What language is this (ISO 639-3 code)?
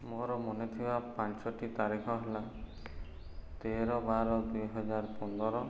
ori